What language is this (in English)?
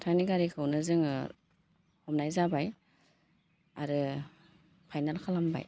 Bodo